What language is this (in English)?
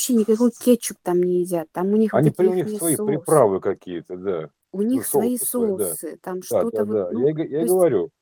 Russian